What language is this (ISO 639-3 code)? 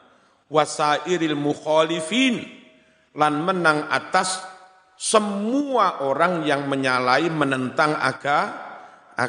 ind